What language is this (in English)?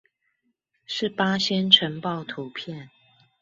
Chinese